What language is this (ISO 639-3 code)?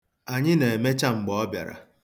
ibo